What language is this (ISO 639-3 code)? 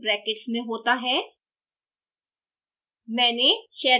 hin